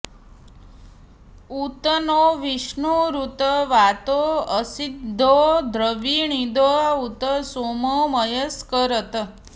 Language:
Sanskrit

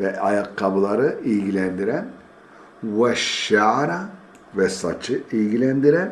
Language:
Turkish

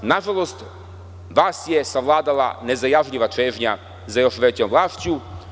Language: Serbian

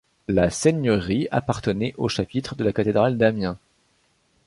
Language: French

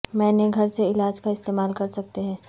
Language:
Urdu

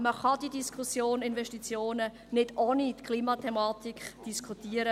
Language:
Swiss German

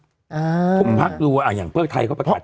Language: Thai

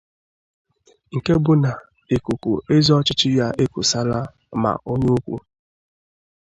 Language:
Igbo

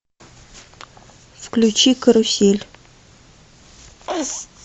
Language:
Russian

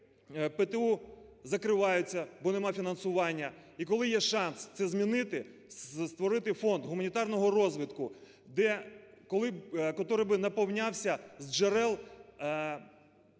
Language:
Ukrainian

